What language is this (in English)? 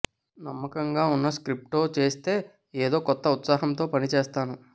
Telugu